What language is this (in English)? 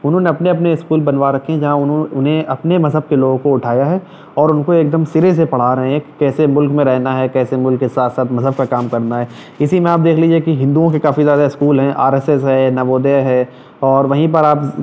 Urdu